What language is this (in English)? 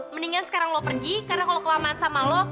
Indonesian